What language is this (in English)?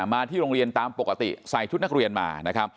Thai